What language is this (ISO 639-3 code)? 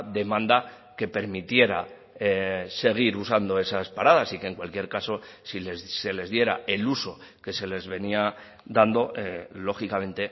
spa